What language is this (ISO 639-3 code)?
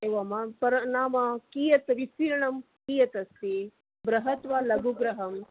san